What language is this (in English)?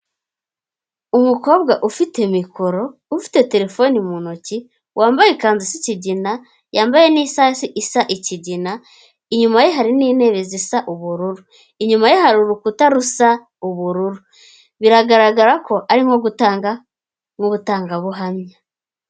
Kinyarwanda